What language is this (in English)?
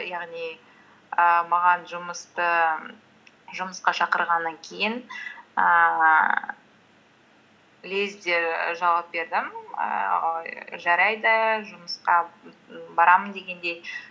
Kazakh